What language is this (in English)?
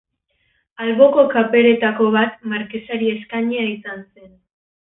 Basque